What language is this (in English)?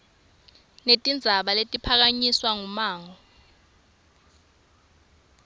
Swati